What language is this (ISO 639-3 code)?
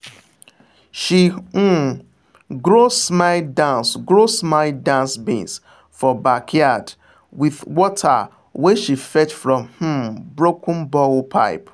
pcm